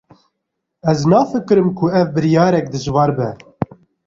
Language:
Kurdish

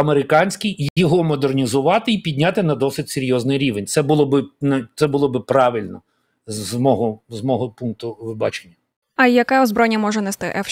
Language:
Ukrainian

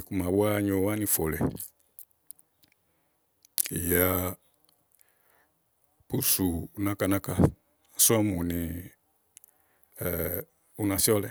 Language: Igo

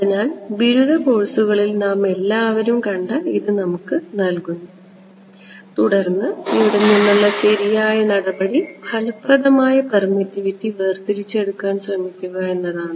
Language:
Malayalam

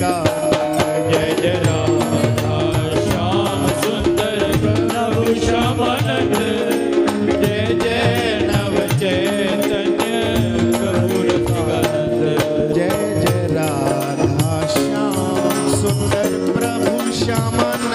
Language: Romanian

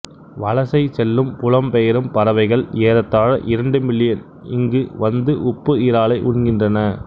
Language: Tamil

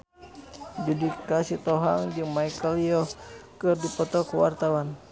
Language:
Sundanese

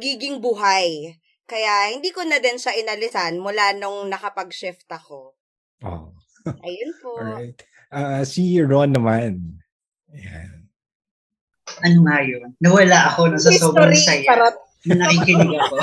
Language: Filipino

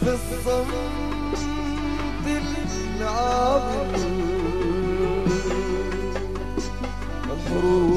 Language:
Arabic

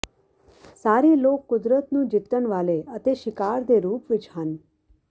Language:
Punjabi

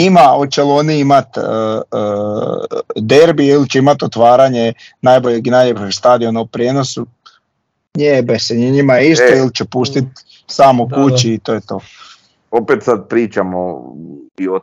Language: Croatian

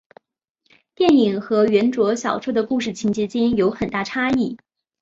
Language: Chinese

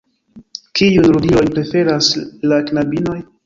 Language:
Esperanto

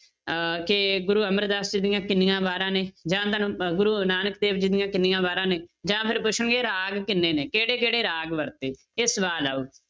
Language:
Punjabi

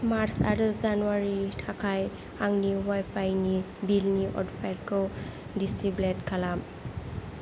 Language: Bodo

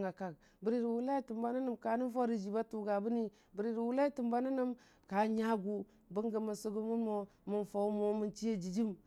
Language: Dijim-Bwilim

